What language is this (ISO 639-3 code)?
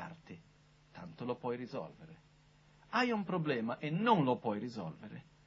ita